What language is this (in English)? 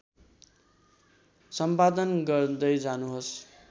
Nepali